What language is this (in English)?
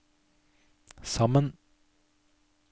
Norwegian